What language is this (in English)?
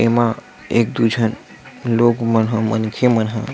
Chhattisgarhi